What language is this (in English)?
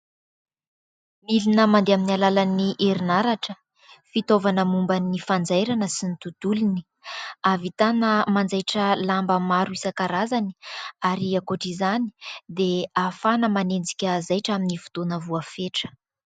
Malagasy